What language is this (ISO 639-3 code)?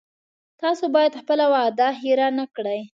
pus